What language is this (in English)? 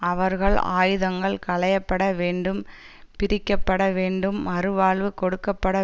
Tamil